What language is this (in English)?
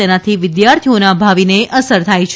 Gujarati